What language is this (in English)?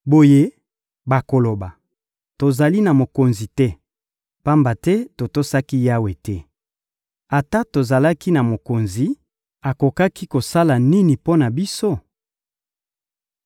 Lingala